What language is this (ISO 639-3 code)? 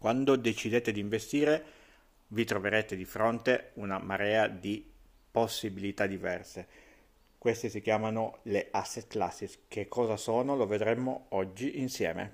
ita